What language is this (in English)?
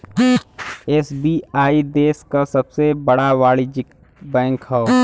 Bhojpuri